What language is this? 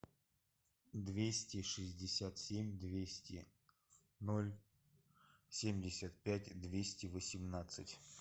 Russian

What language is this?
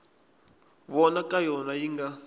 Tsonga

